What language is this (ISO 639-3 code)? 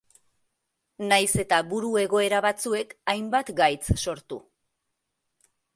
eus